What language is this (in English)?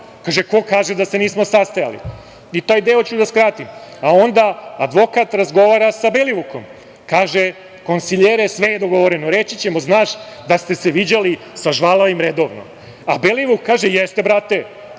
Serbian